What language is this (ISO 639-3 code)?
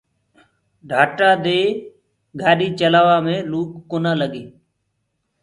ggg